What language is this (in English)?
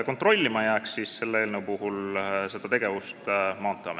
Estonian